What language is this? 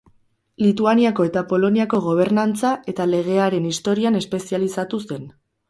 Basque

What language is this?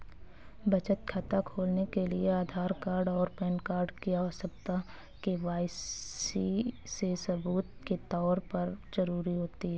Hindi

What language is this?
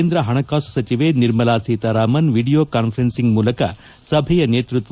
Kannada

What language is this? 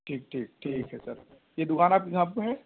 Urdu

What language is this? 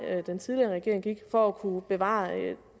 Danish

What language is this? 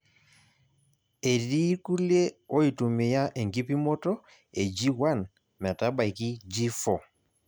Masai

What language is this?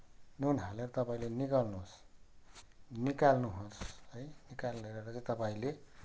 Nepali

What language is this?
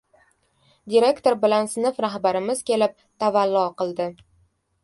Uzbek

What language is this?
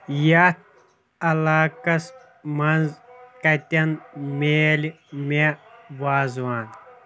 Kashmiri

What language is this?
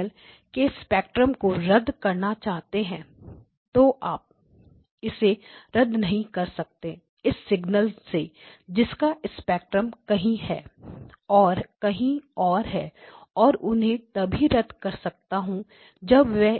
Hindi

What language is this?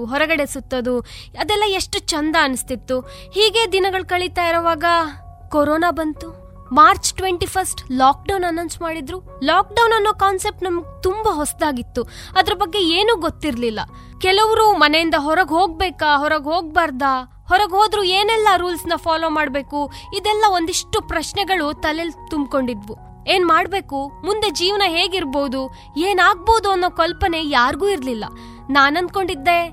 Kannada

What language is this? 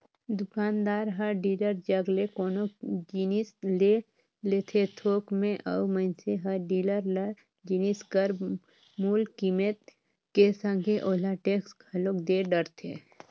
Chhattisgarhi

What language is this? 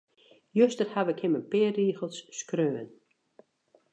Western Frisian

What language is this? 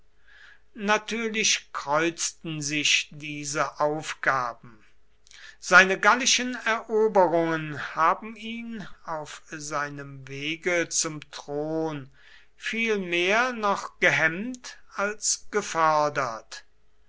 German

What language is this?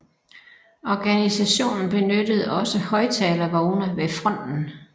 Danish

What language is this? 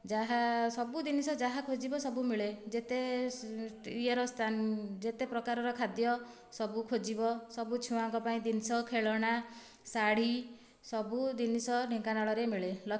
Odia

